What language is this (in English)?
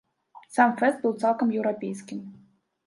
Belarusian